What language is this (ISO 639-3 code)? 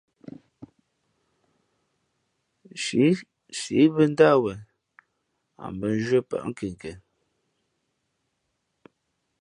fmp